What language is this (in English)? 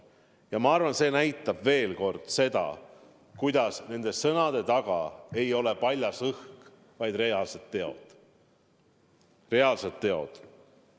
Estonian